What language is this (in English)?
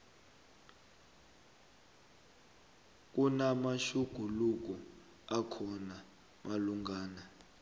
South Ndebele